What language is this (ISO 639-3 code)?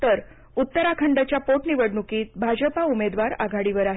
mar